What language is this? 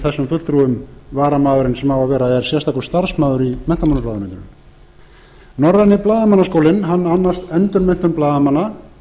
Icelandic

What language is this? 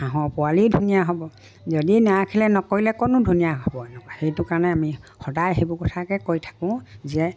Assamese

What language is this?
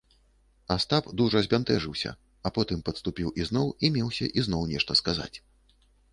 Belarusian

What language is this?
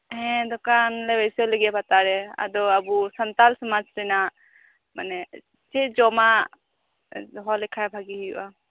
Santali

